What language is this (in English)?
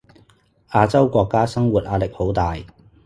Cantonese